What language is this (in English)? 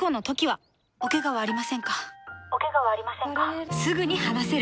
Japanese